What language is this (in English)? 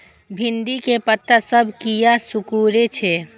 Maithili